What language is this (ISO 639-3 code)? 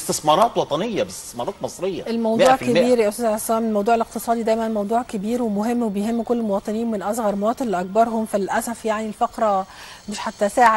ara